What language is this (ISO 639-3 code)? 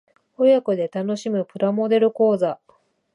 jpn